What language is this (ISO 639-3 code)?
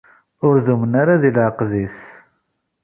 kab